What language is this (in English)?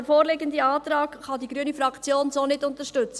Swiss German